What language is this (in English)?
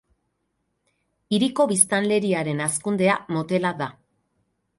Basque